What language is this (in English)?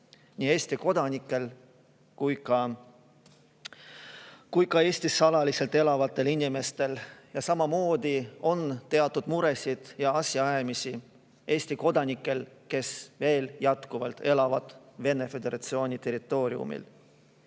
Estonian